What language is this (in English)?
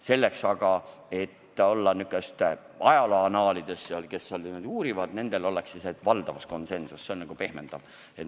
Estonian